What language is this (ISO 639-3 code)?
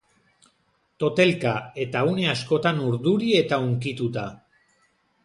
eus